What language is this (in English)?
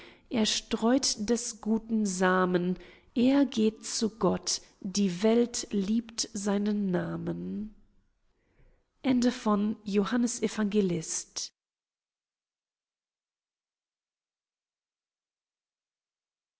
German